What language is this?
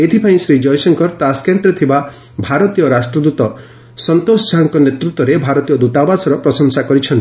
Odia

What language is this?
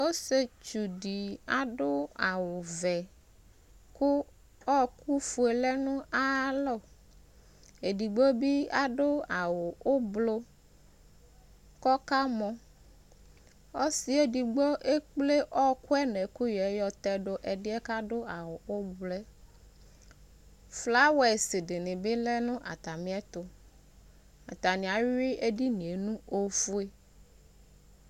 Ikposo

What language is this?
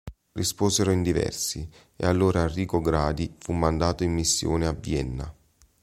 Italian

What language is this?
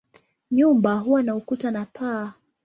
Swahili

